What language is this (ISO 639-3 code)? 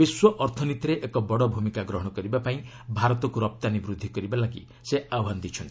ori